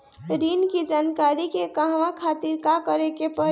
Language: Bhojpuri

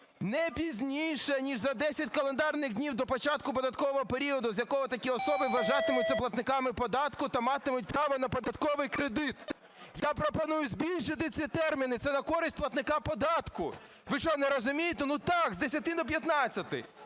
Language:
Ukrainian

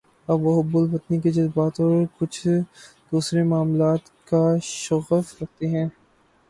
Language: Urdu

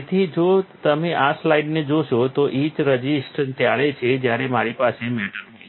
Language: Gujarati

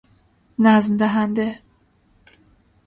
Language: Persian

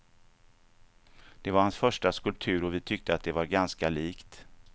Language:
Swedish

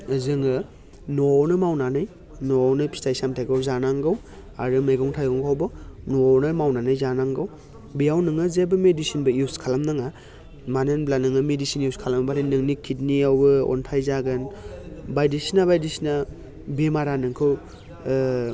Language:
Bodo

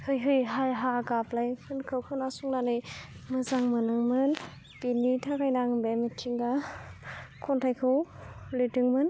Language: Bodo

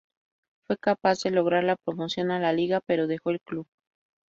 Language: Spanish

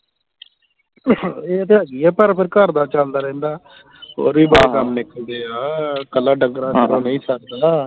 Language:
Punjabi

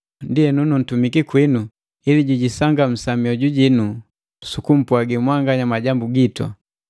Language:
Matengo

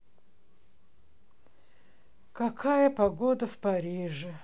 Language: Russian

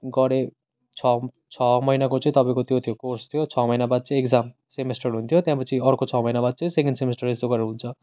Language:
Nepali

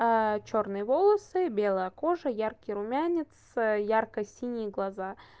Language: Russian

